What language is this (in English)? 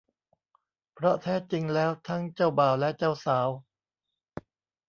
Thai